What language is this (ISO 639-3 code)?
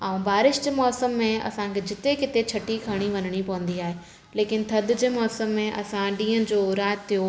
snd